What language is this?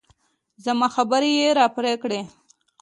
Pashto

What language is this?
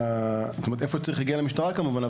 Hebrew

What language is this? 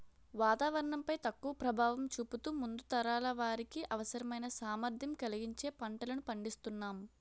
Telugu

